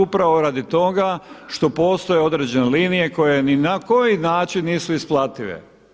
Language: Croatian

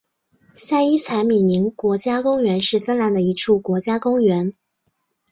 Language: Chinese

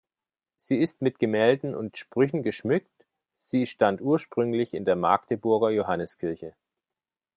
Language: German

